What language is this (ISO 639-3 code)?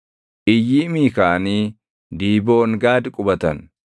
orm